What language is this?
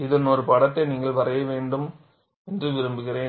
Tamil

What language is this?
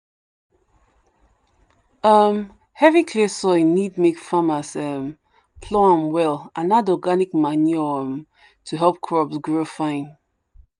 Nigerian Pidgin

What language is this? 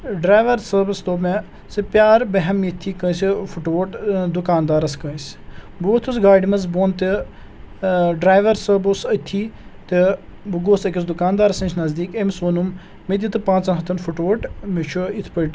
Kashmiri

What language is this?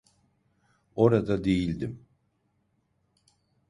Turkish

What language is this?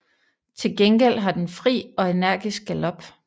Danish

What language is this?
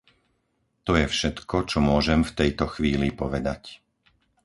Slovak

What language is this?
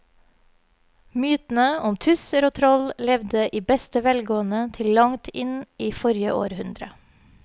Norwegian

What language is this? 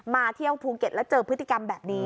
Thai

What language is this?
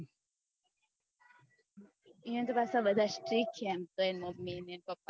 Gujarati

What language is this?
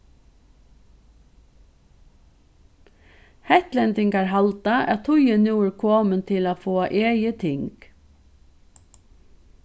Faroese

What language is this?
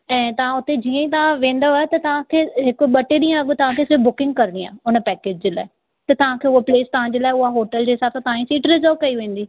Sindhi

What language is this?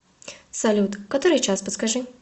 Russian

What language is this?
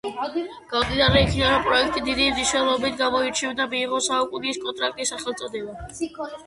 Georgian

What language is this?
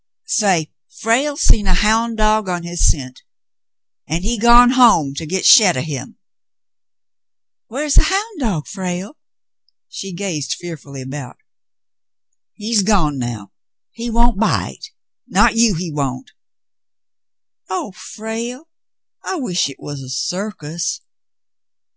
English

